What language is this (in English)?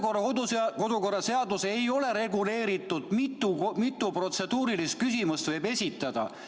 Estonian